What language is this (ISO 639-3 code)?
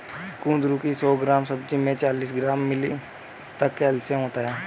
hin